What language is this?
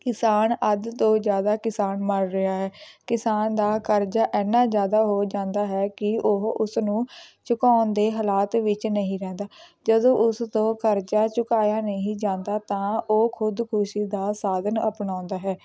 Punjabi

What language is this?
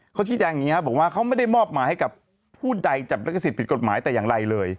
Thai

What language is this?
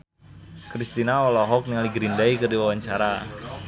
Sundanese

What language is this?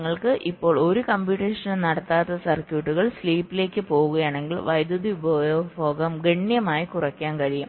Malayalam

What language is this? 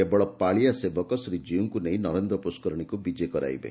Odia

